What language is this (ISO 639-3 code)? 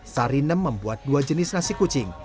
ind